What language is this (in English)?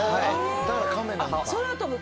Japanese